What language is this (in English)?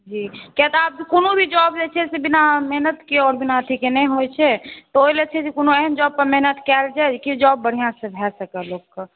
Maithili